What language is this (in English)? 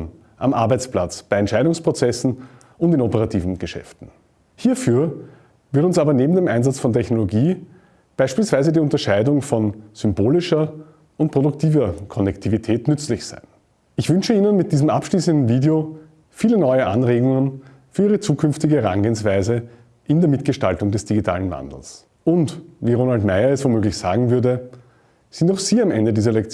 German